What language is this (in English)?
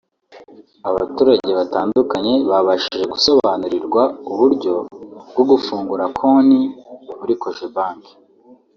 Kinyarwanda